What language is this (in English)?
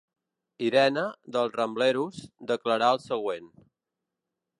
Catalan